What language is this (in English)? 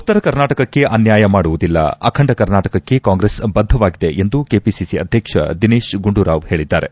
Kannada